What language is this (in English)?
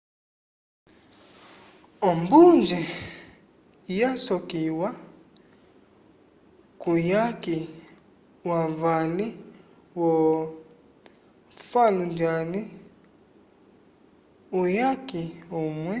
Umbundu